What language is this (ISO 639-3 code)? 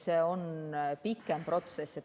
est